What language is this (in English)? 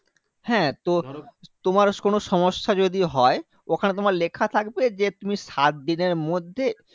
Bangla